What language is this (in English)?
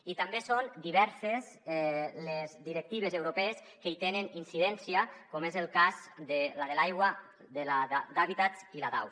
Catalan